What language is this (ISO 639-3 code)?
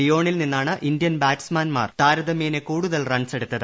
mal